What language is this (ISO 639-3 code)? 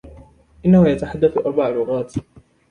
ara